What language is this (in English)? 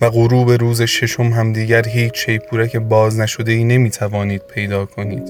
Persian